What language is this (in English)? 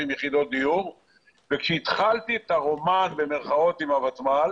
Hebrew